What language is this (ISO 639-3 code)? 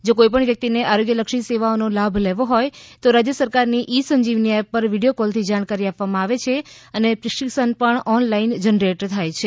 guj